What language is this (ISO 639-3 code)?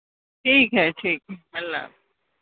urd